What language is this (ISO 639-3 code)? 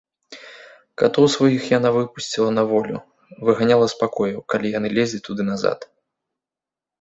bel